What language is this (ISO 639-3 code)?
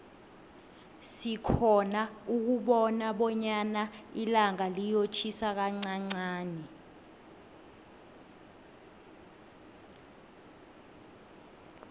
nbl